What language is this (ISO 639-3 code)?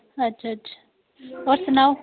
doi